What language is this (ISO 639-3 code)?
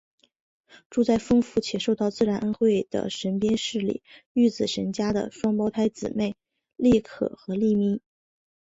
zho